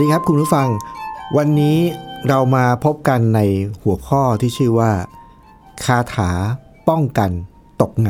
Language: Thai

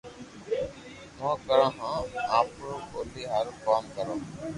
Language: Loarki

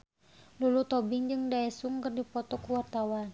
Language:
Sundanese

